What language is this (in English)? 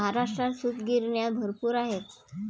Marathi